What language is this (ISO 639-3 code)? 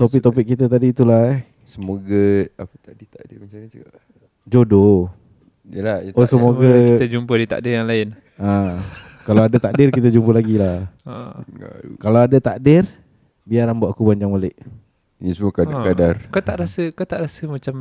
msa